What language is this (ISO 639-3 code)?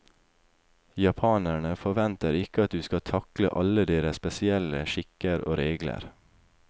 nor